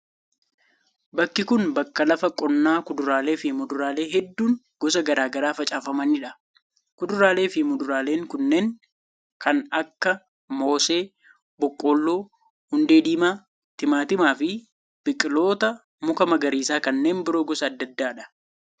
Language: Oromo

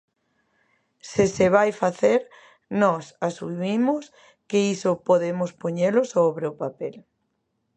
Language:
Galician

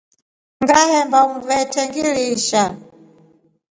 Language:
Rombo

